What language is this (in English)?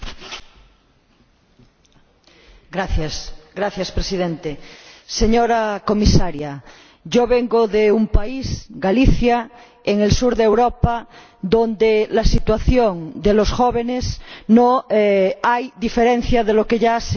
Spanish